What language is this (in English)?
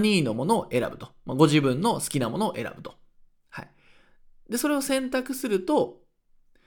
Japanese